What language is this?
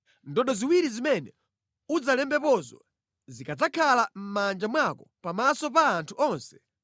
Nyanja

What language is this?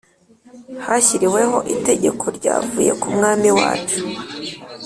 Kinyarwanda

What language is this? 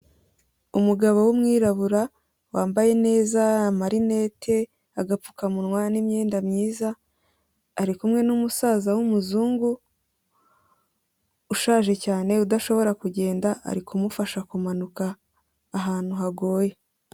Kinyarwanda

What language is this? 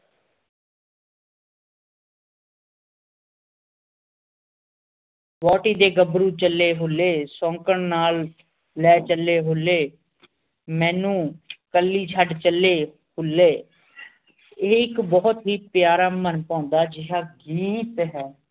Punjabi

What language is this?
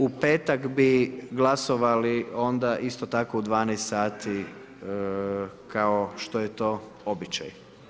Croatian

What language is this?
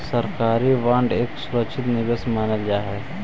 Magahi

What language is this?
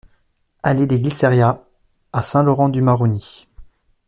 French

